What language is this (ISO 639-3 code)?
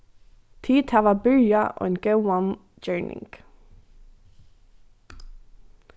fao